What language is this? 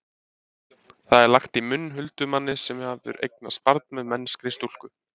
Icelandic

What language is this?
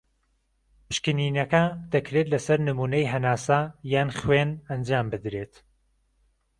Central Kurdish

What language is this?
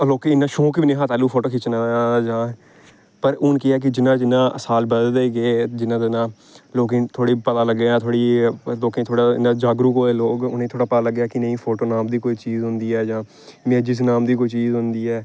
Dogri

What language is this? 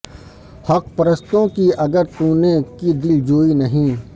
Urdu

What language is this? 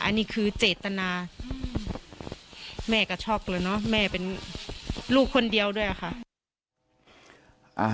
Thai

